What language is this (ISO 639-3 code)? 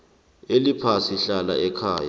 nbl